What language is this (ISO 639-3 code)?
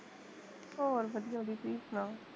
pan